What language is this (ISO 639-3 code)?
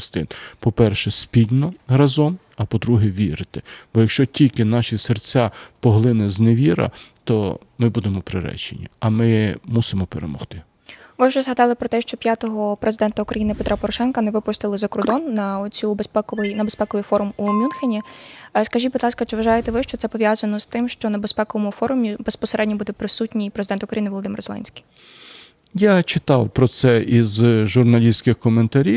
ukr